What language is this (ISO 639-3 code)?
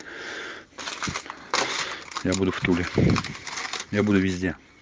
rus